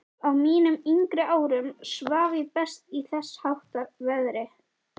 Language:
Icelandic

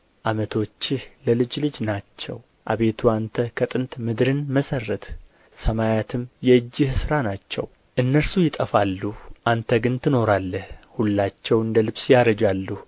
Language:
Amharic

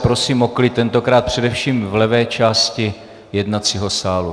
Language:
Czech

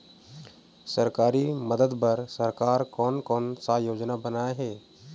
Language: Chhattisgarhi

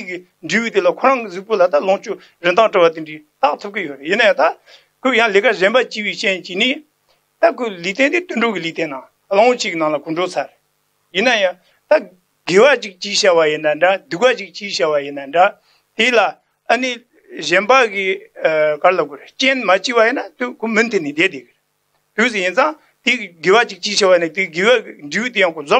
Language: Turkish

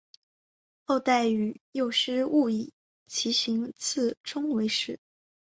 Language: Chinese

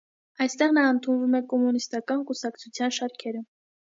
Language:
Armenian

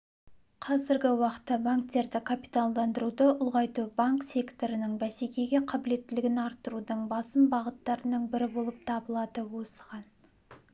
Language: Kazakh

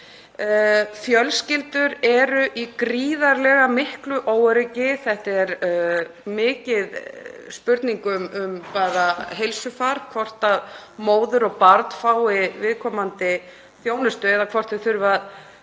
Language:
Icelandic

